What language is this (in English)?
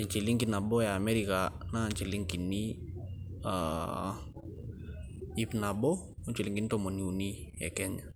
Masai